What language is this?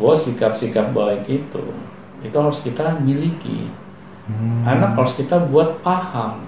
Indonesian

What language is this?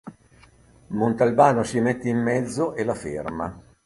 Italian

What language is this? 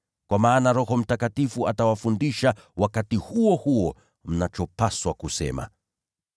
Swahili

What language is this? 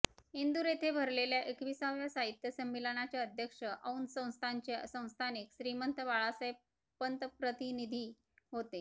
Marathi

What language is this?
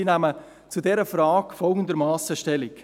Swiss German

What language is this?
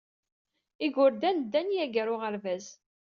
Kabyle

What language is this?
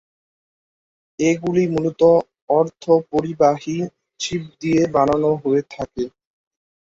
Bangla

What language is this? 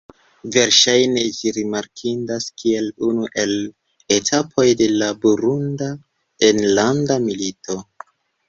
Esperanto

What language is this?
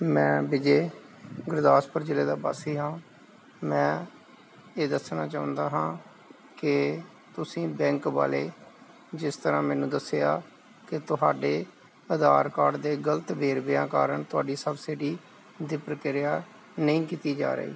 Punjabi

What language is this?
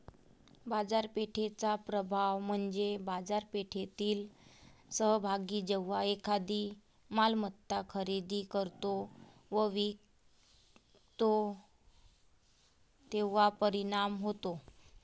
Marathi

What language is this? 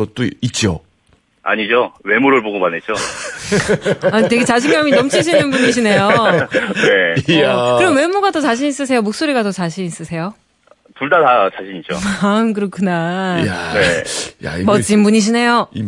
Korean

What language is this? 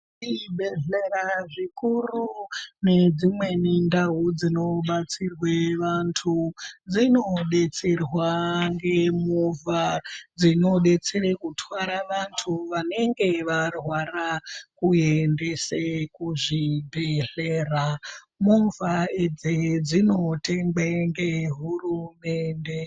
Ndau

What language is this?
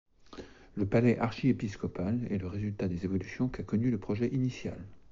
French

